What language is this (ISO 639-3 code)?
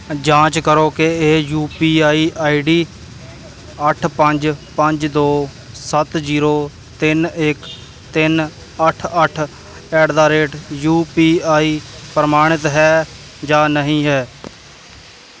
pan